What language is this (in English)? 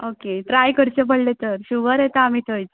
Konkani